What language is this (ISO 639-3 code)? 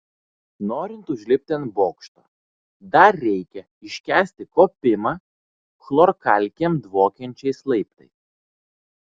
lit